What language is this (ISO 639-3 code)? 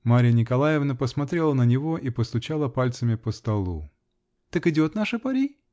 rus